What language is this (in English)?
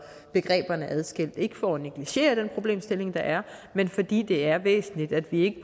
Danish